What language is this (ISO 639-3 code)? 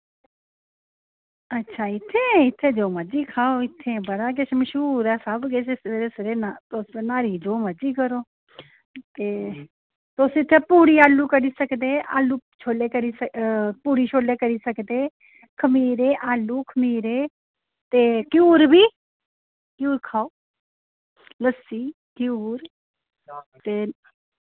doi